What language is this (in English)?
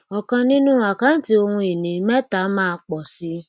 Yoruba